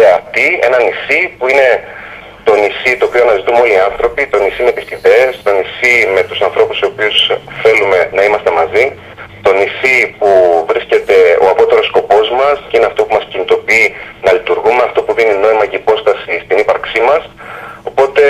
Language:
Greek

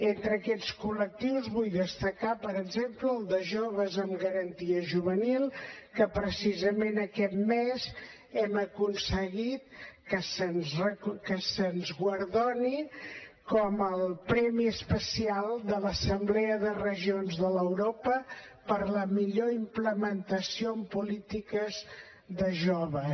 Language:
Catalan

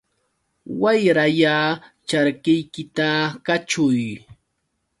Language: Yauyos Quechua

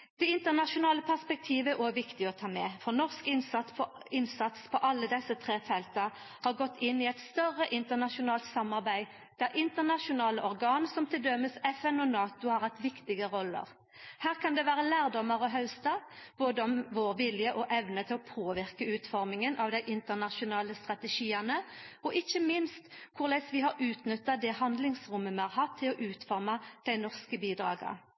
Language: Norwegian Nynorsk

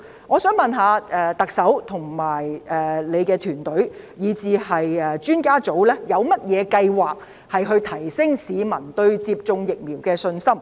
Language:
Cantonese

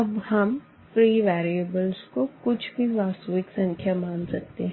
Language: Hindi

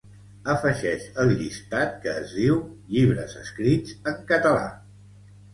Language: Catalan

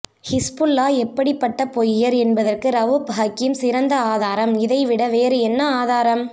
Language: Tamil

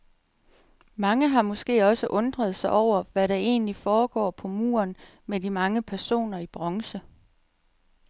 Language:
Danish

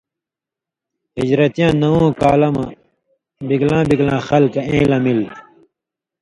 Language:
Indus Kohistani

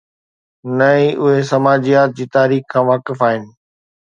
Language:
Sindhi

